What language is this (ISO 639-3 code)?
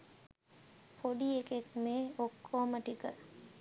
sin